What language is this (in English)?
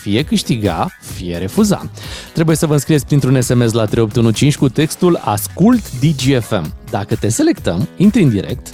Romanian